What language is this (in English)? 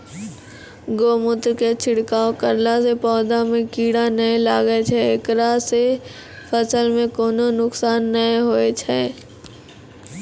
Maithili